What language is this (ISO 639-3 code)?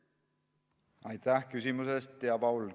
est